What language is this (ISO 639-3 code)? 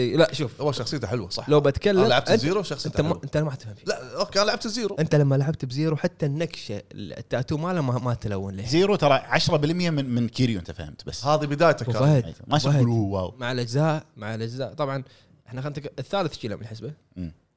ara